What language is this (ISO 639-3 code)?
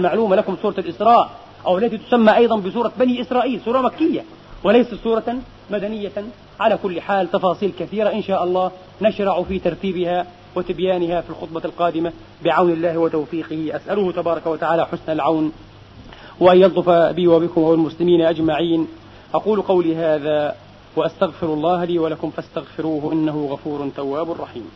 ara